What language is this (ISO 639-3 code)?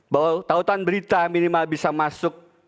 ind